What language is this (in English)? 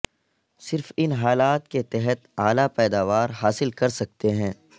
Urdu